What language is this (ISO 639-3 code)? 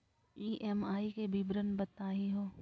mag